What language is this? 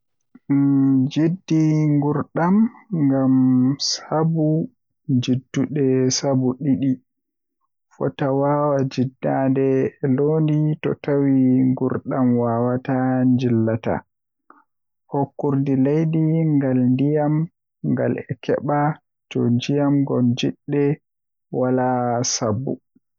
Western Niger Fulfulde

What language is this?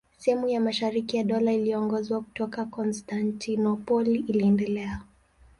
Swahili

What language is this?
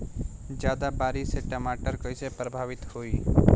Bhojpuri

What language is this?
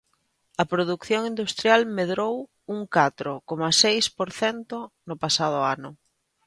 Galician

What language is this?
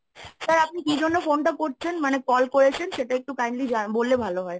Bangla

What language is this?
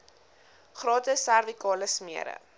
Afrikaans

